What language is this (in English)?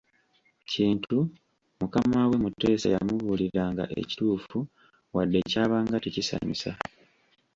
Ganda